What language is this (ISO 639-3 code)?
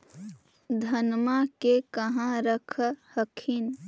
mag